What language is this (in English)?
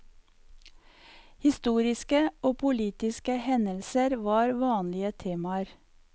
Norwegian